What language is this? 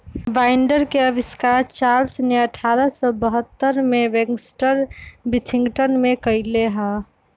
Magahi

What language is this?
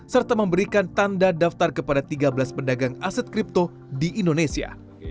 Indonesian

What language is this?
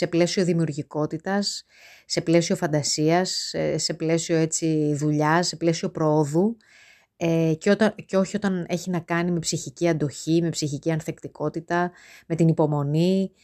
Greek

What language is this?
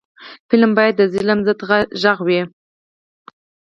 Pashto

